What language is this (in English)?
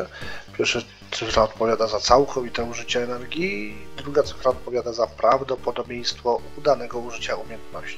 Polish